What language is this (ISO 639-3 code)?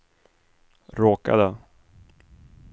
swe